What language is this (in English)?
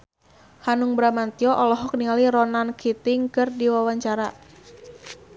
Sundanese